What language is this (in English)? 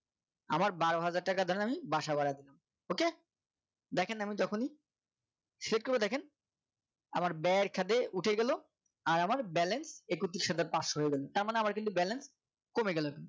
Bangla